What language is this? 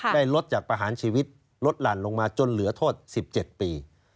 Thai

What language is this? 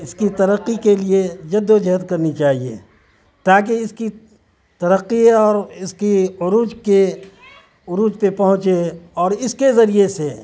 Urdu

